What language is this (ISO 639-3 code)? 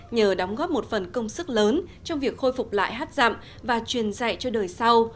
vie